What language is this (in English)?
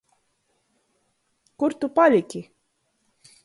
Latgalian